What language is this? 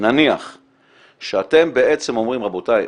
Hebrew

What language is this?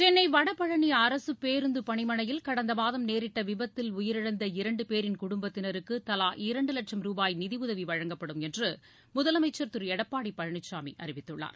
Tamil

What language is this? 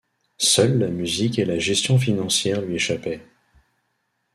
French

